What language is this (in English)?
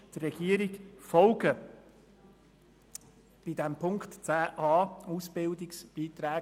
Swiss German